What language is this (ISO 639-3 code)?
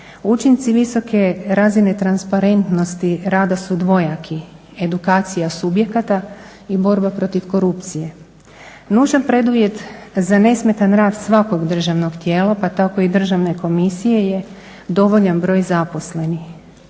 hrv